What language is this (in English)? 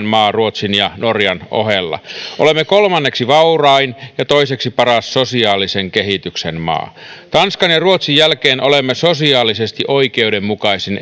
Finnish